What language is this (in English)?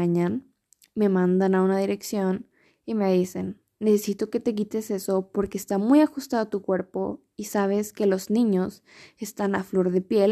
Spanish